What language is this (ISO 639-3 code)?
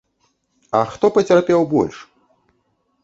bel